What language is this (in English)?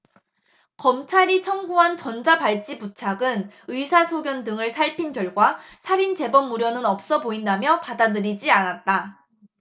Korean